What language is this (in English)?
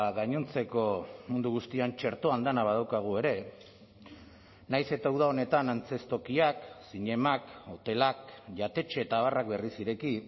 Basque